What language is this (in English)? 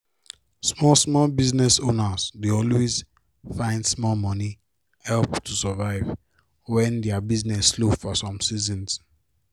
Nigerian Pidgin